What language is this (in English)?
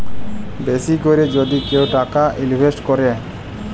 Bangla